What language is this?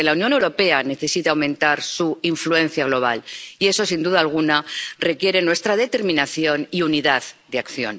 Spanish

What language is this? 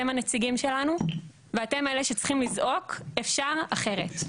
Hebrew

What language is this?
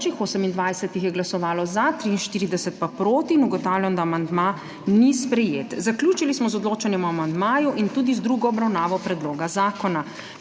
Slovenian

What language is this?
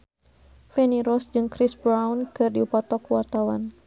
Sundanese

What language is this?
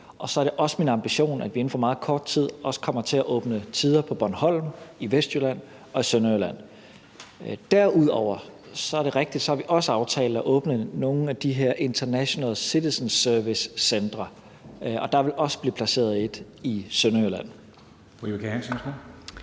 Danish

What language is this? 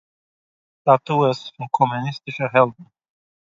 Yiddish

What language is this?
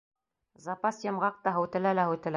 Bashkir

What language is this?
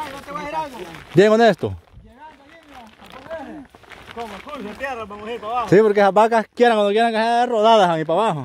Spanish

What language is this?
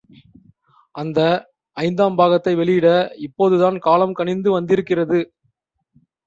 Tamil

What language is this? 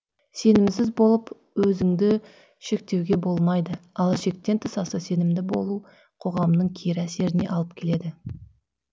Kazakh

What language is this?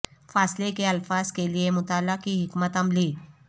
Urdu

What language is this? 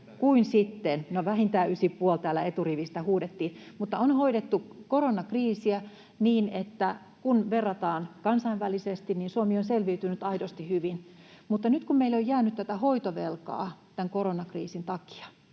Finnish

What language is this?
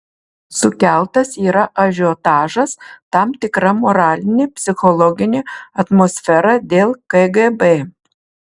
Lithuanian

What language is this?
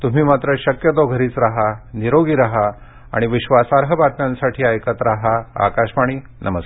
Marathi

